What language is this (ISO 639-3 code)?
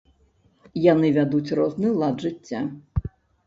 bel